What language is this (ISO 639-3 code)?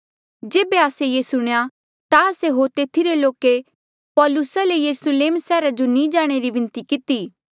mjl